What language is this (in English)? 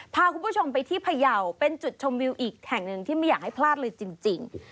Thai